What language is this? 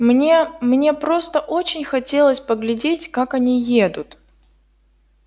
Russian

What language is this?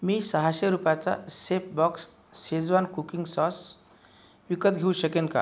Marathi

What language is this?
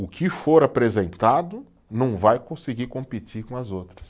Portuguese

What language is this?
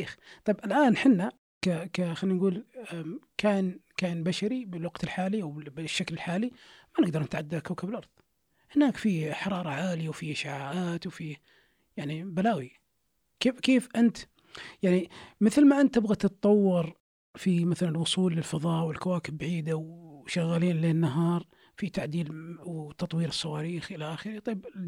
Arabic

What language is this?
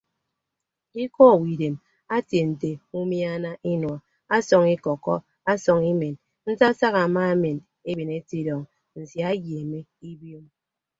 Ibibio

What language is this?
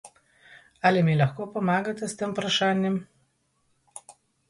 Slovenian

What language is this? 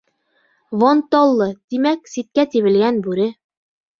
Bashkir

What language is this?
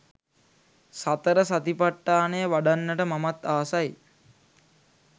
Sinhala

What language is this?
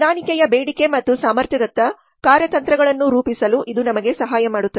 Kannada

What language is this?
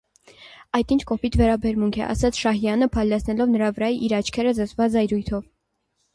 Armenian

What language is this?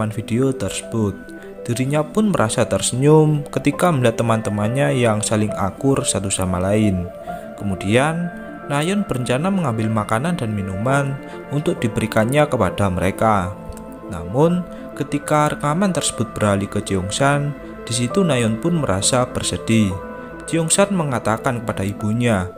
Indonesian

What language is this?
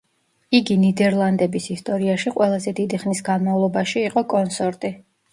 Georgian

